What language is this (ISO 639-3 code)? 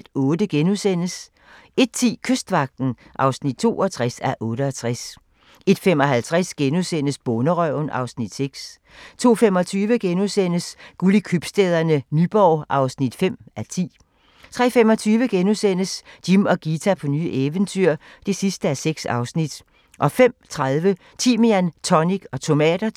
dan